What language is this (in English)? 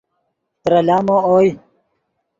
Yidgha